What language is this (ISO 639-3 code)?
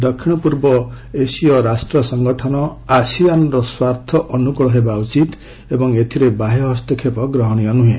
ori